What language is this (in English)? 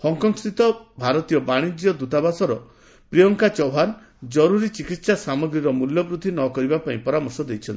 Odia